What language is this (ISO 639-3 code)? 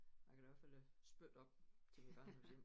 dan